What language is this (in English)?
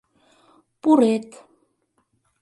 Mari